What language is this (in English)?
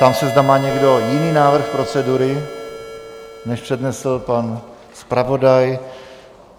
Czech